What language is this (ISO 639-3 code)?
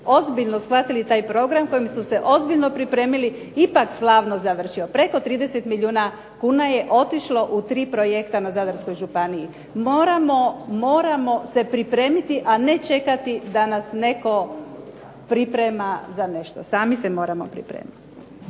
hrv